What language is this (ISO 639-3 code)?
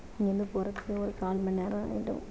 tam